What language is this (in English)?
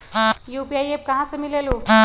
Magahi